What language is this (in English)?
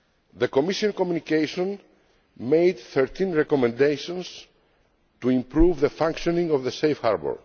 English